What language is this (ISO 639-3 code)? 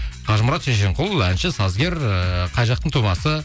kaz